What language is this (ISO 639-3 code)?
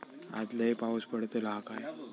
mar